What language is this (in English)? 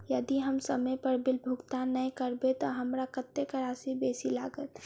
Maithili